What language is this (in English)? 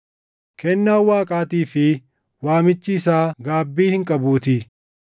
Oromo